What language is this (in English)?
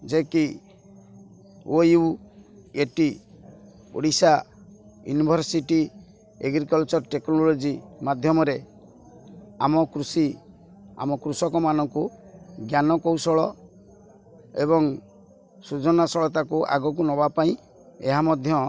Odia